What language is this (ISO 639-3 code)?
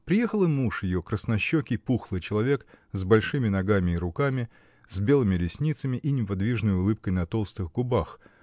rus